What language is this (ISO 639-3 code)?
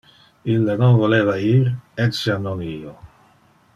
ina